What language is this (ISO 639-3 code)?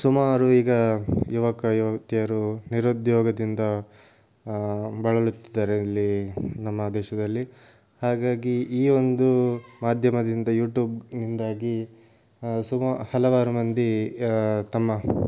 kan